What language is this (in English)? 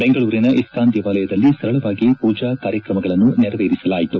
Kannada